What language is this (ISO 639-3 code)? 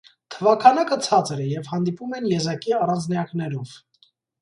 hye